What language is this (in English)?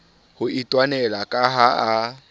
Southern Sotho